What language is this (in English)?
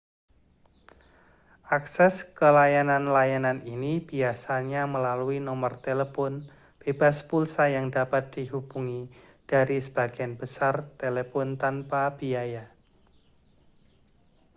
Indonesian